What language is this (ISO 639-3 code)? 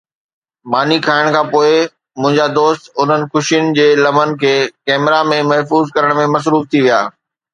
snd